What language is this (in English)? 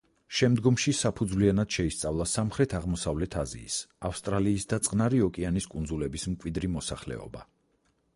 Georgian